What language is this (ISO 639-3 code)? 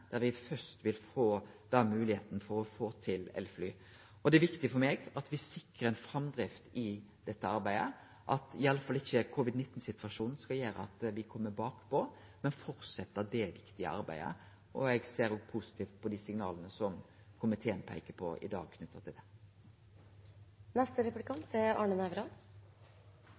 nor